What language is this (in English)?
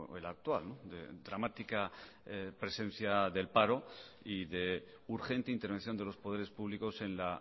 Spanish